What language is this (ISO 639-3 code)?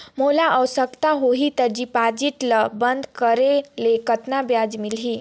hne